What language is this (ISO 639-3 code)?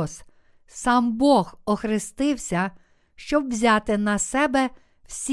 ukr